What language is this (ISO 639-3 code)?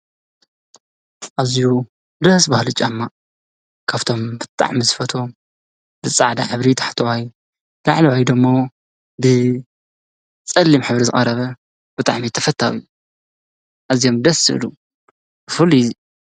tir